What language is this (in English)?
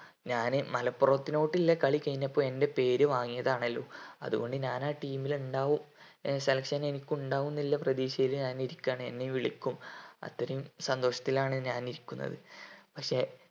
Malayalam